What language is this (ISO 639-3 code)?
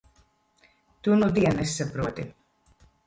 lav